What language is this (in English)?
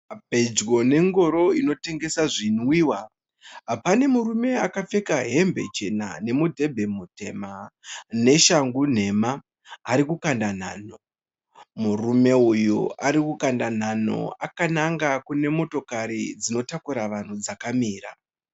Shona